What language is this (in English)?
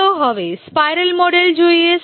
Gujarati